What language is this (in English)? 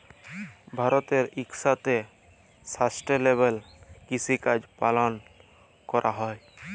Bangla